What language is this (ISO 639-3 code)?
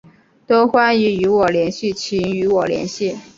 zho